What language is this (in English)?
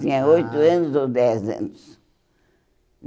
Portuguese